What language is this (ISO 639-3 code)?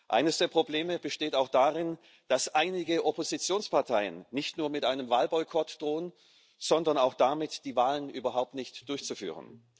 deu